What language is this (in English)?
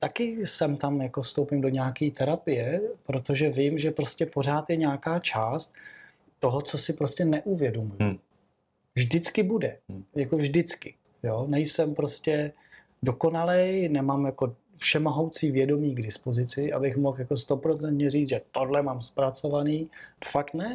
Czech